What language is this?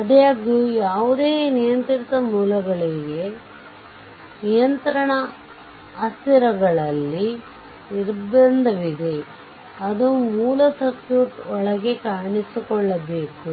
Kannada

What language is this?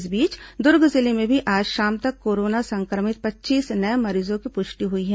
Hindi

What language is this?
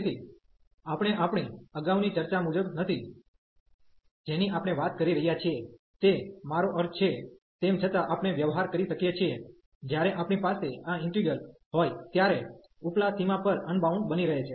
Gujarati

